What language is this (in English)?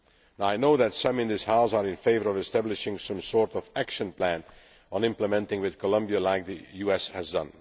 English